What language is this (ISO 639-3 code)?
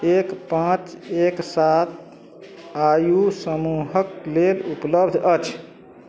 mai